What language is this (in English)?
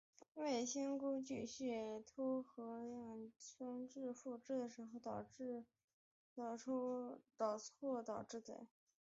Chinese